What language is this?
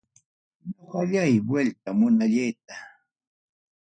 Ayacucho Quechua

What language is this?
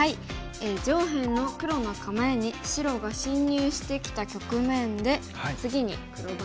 Japanese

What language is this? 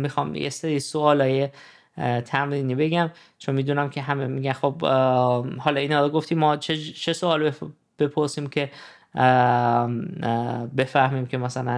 Persian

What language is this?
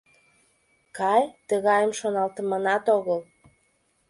Mari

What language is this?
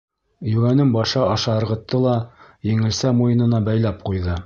Bashkir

